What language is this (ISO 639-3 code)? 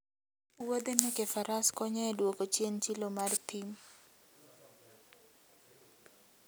luo